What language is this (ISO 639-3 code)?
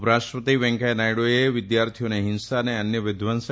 guj